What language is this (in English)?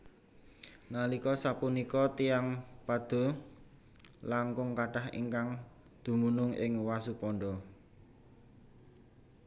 Javanese